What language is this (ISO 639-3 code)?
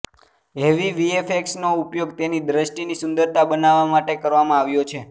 guj